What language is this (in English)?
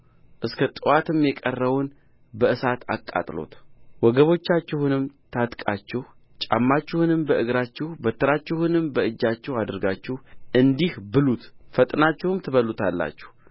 Amharic